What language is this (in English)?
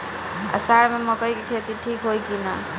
Bhojpuri